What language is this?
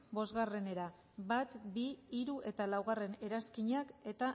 Basque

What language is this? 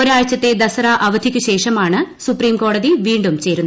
Malayalam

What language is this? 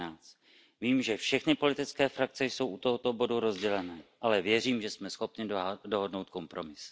Czech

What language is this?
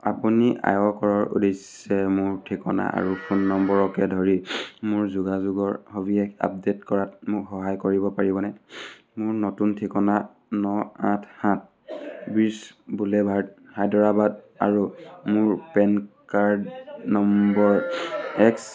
Assamese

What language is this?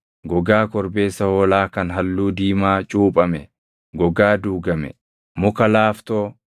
Oromo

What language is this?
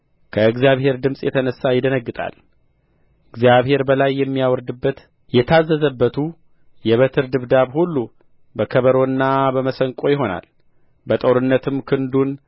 Amharic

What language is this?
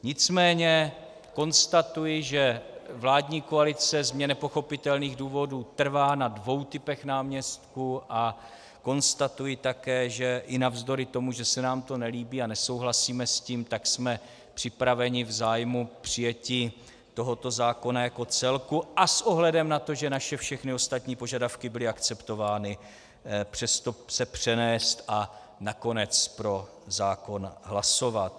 Czech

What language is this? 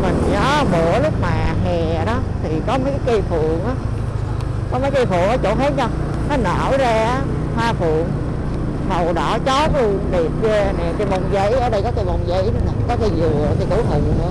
Vietnamese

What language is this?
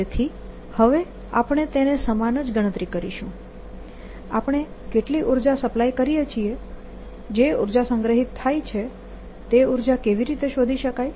Gujarati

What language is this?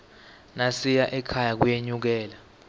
Swati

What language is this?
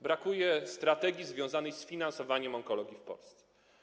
Polish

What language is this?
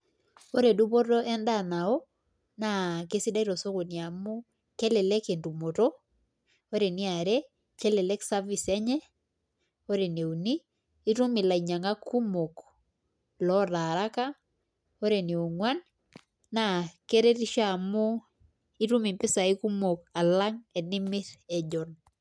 Masai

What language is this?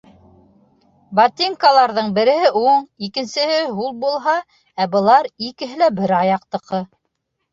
Bashkir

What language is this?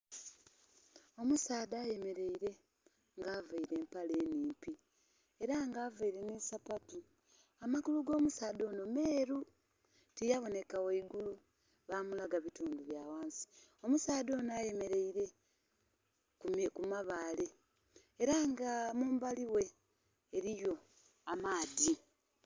Soga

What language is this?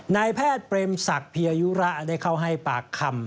Thai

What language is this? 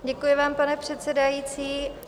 Czech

